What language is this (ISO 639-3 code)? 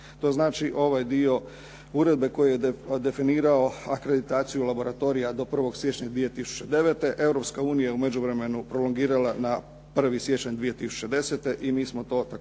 hrv